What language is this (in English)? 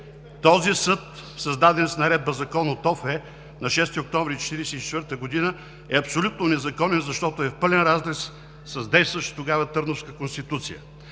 Bulgarian